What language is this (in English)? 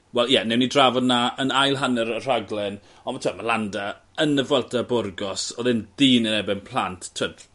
Welsh